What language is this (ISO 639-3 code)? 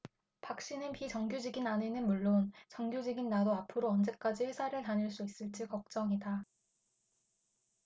kor